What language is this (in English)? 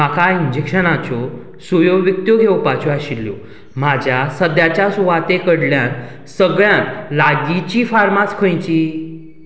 Konkani